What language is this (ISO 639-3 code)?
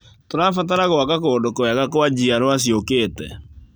kik